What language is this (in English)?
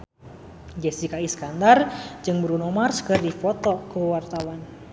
Sundanese